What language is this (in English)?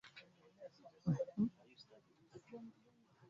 Ganda